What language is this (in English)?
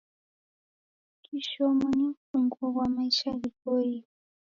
Taita